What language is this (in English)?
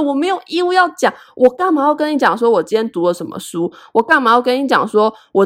Chinese